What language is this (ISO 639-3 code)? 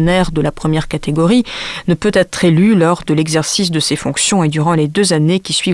fra